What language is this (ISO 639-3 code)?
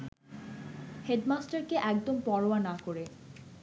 ben